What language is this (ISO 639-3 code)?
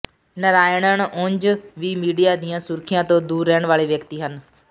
pan